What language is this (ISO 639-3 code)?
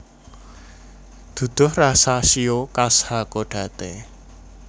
jav